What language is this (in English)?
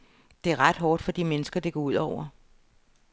Danish